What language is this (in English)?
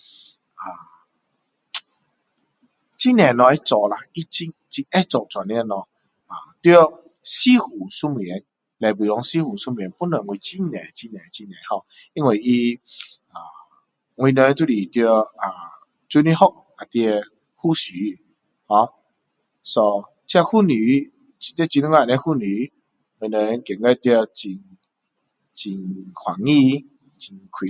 Min Dong Chinese